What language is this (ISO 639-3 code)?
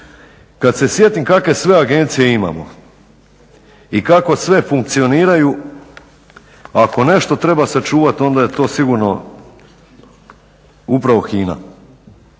hrv